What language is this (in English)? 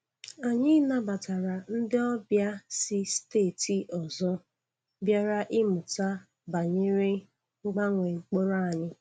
Igbo